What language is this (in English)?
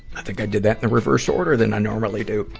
English